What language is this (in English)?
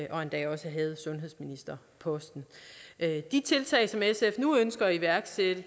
Danish